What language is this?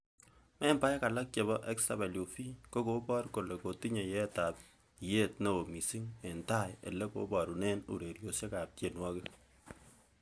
Kalenjin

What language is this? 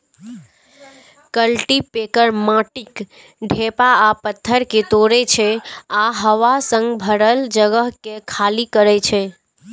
Maithili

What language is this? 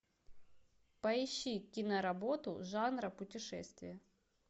Russian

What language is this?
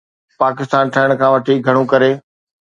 Sindhi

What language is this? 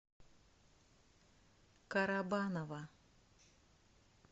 Russian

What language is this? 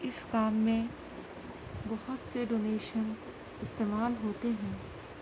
Urdu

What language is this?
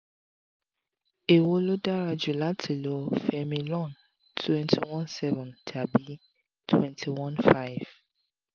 Yoruba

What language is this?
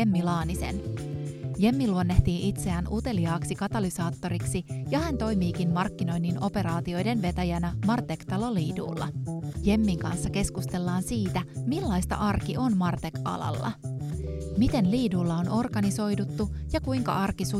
Finnish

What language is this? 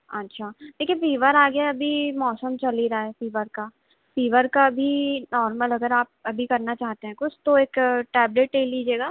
Hindi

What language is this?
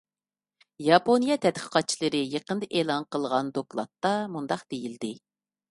Uyghur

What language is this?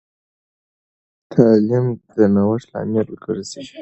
Pashto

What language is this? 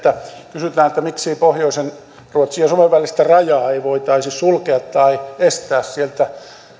Finnish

